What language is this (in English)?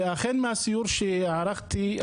Hebrew